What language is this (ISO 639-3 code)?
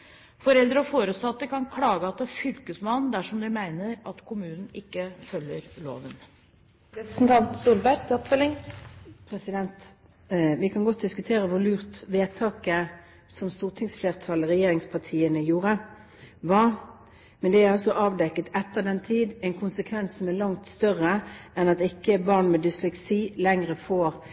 nob